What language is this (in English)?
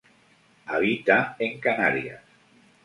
Spanish